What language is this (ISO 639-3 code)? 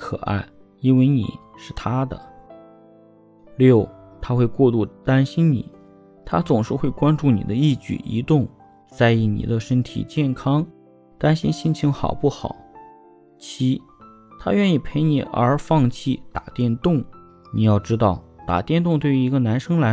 zho